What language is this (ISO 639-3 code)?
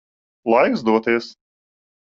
lav